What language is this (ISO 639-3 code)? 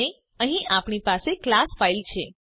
guj